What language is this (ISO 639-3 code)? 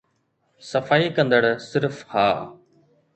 snd